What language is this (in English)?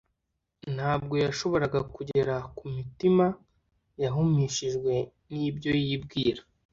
Kinyarwanda